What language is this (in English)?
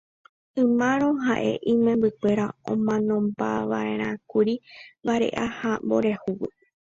Guarani